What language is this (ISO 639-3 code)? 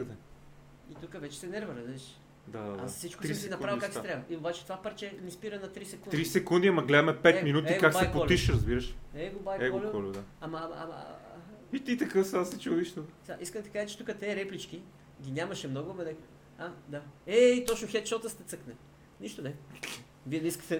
bul